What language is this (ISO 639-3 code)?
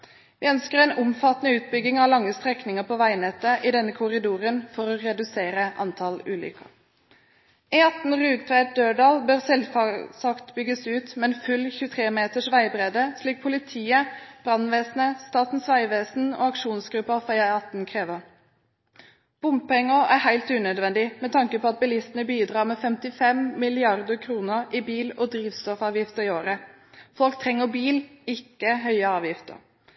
nob